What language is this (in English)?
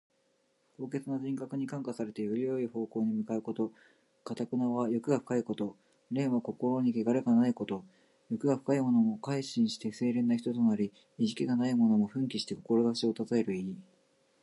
Japanese